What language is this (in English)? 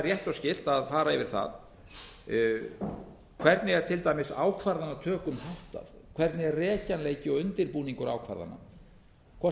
Icelandic